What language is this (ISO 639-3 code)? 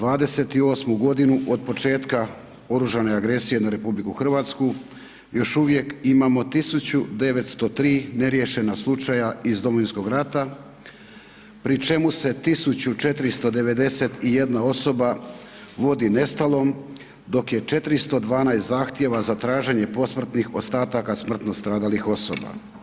hrv